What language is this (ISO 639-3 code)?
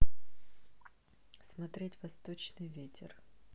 rus